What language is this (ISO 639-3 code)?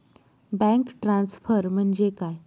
mar